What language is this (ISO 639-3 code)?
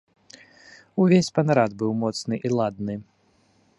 bel